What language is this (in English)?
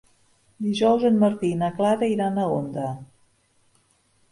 Catalan